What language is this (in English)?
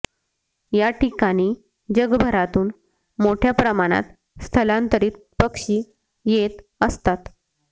Marathi